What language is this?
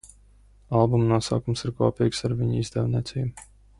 Latvian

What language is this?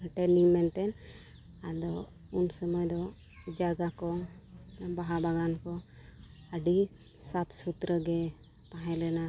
Santali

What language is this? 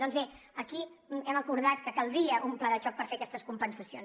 Catalan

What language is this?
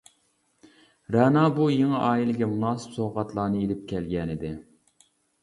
Uyghur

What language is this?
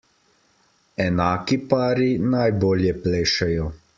Slovenian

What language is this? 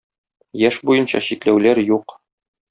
Tatar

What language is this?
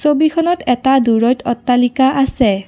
Assamese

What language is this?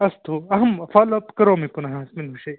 Sanskrit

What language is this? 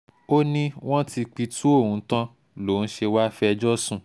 Yoruba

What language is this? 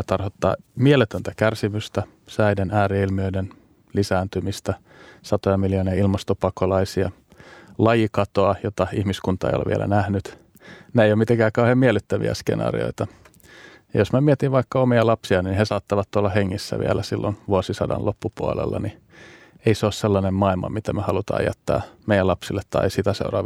Finnish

